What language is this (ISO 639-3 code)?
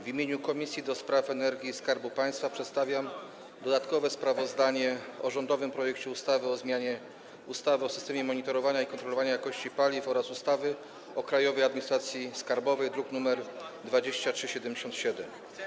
pol